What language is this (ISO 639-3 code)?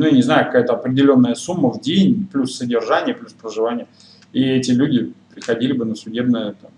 rus